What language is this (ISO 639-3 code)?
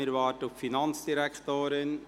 gsw